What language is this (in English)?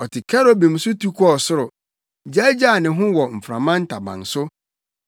Akan